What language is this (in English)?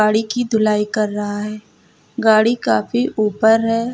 Hindi